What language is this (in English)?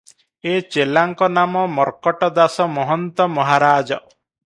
Odia